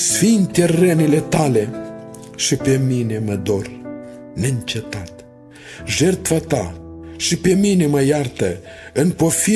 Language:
Romanian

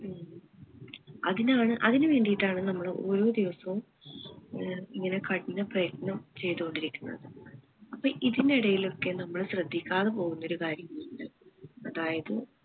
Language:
Malayalam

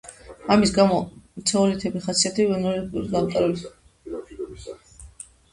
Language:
Georgian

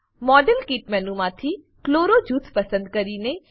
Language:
Gujarati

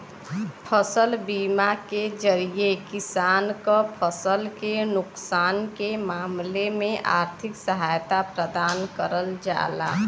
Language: Bhojpuri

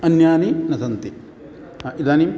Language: Sanskrit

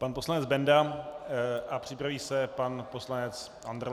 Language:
Czech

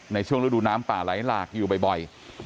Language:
Thai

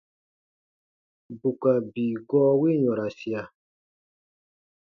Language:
Baatonum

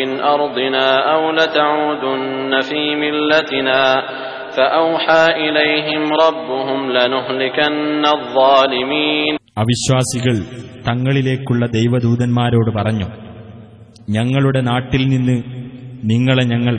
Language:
Arabic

